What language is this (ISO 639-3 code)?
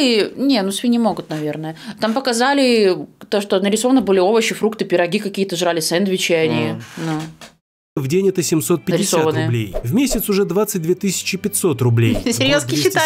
rus